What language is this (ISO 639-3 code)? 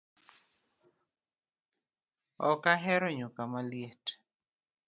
luo